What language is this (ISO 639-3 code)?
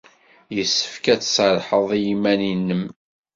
kab